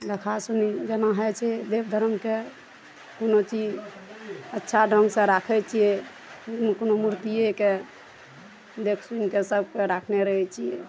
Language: Maithili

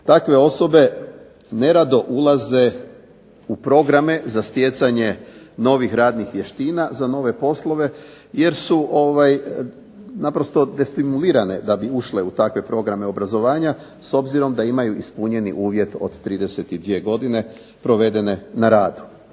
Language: Croatian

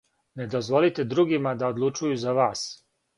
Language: Serbian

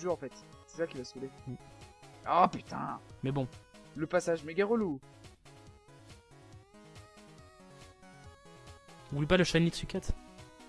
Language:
French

